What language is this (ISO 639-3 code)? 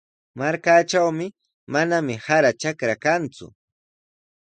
qws